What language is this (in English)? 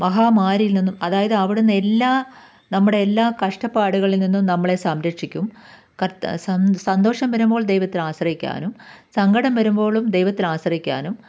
Malayalam